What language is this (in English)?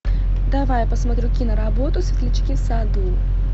Russian